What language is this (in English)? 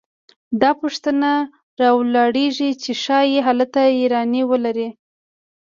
Pashto